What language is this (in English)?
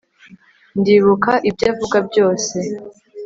Kinyarwanda